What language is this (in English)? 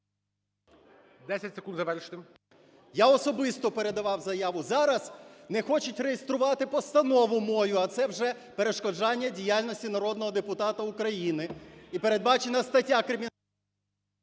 Ukrainian